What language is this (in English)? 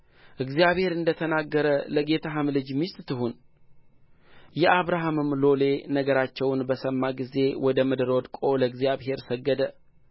Amharic